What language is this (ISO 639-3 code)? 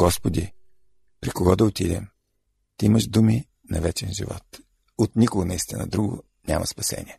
bul